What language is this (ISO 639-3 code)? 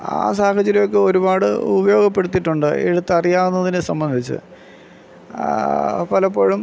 mal